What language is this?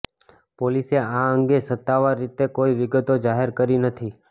Gujarati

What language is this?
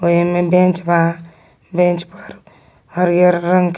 Magahi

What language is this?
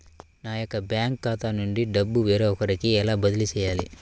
Telugu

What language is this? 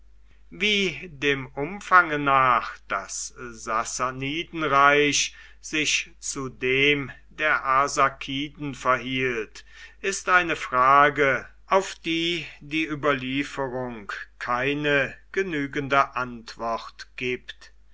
German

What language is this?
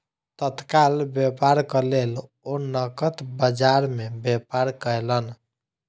Maithili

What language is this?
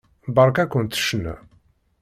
Kabyle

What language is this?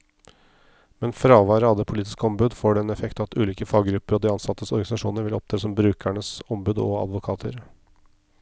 Norwegian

